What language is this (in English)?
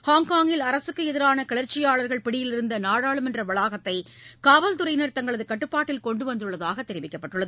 Tamil